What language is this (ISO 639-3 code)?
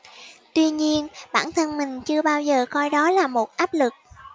vie